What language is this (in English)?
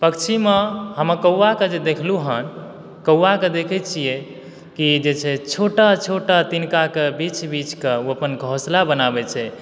Maithili